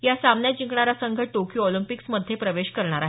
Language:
Marathi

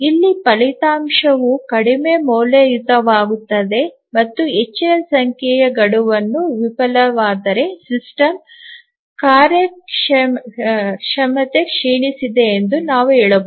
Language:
Kannada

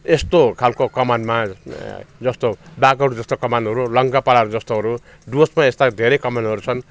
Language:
Nepali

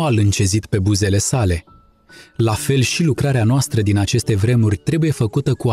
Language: Romanian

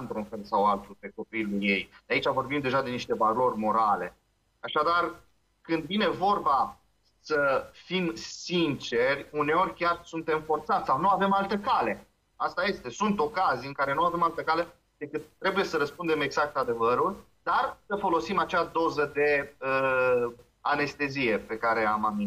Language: Romanian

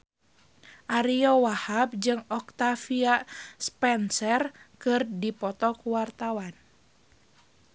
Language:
Sundanese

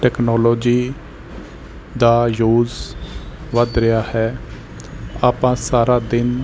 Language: Punjabi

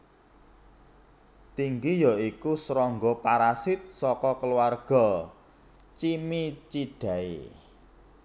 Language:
Javanese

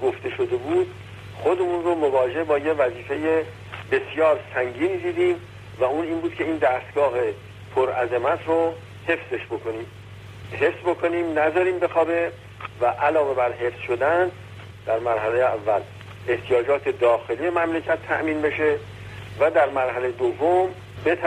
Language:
Persian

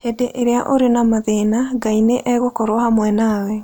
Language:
Kikuyu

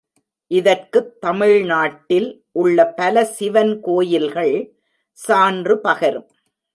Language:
Tamil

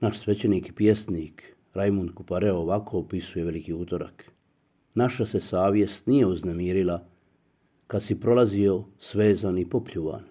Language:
Croatian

